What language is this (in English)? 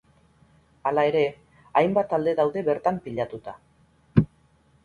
Basque